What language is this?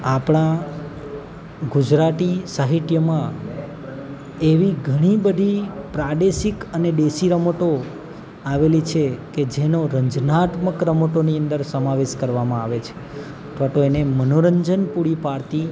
Gujarati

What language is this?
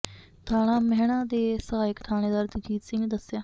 Punjabi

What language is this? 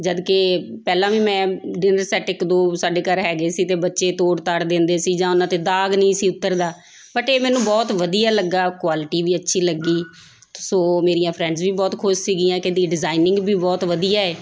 Punjabi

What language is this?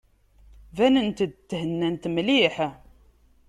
Kabyle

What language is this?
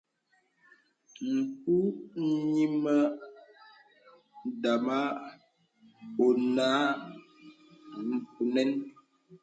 Bebele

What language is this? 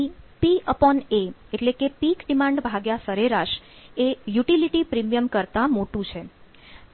Gujarati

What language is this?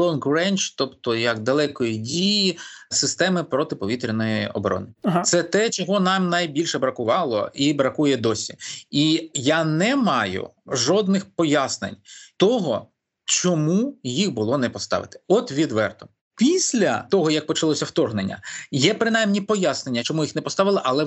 Ukrainian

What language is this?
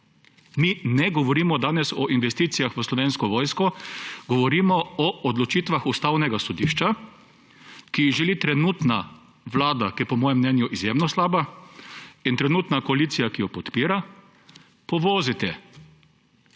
Slovenian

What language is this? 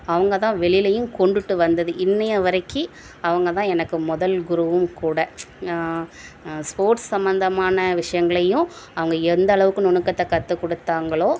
Tamil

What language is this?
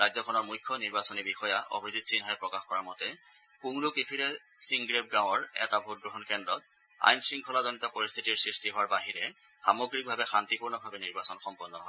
Assamese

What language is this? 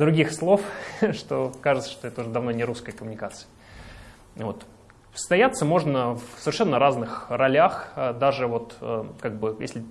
Russian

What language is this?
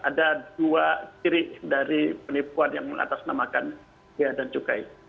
Indonesian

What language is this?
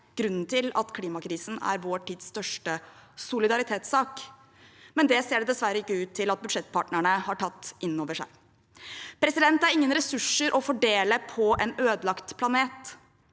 Norwegian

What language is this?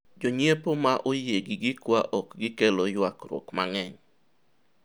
Luo (Kenya and Tanzania)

